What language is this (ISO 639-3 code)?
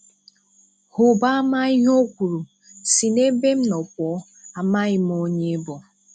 ibo